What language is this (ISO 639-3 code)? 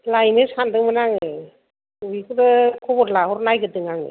brx